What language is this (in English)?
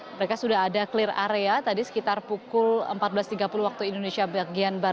Indonesian